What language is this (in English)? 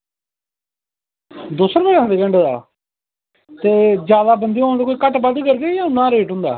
Dogri